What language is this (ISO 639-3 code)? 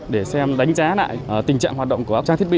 vie